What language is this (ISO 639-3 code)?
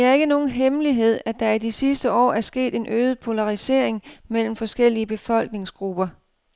dan